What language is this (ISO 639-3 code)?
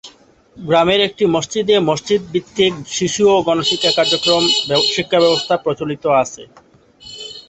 ben